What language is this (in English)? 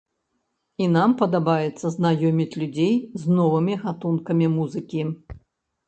Belarusian